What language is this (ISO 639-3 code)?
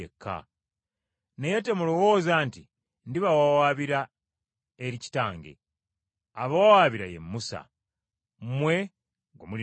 lug